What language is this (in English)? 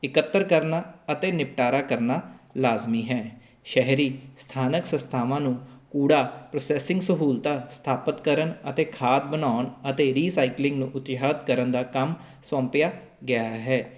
Punjabi